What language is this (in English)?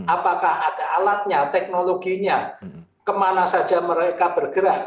Indonesian